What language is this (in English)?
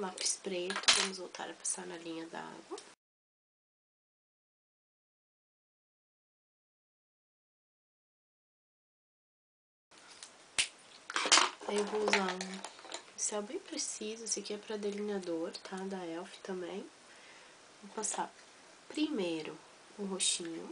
Portuguese